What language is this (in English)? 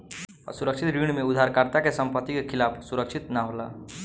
Bhojpuri